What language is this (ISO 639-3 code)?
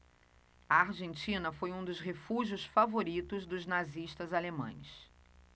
por